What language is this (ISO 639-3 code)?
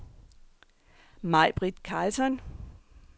dan